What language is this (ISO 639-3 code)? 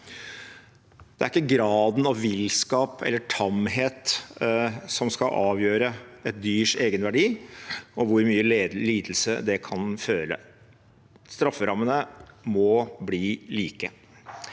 nor